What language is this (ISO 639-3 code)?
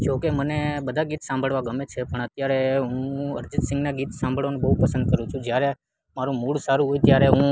guj